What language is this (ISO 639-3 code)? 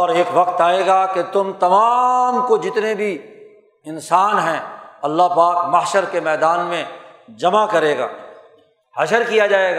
urd